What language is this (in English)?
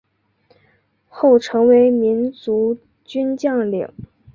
Chinese